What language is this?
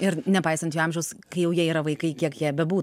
Lithuanian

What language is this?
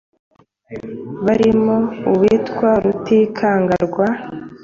Kinyarwanda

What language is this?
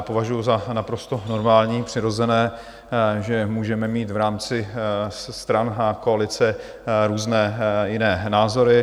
Czech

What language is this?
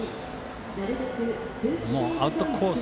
Japanese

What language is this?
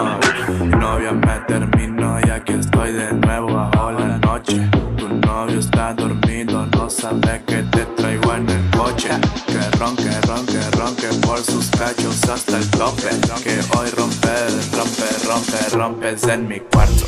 Spanish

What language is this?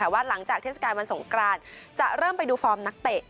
Thai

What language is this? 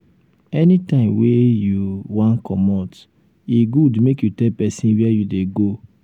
Nigerian Pidgin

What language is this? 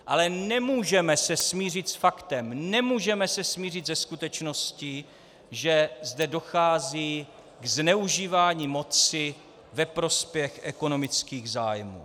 Czech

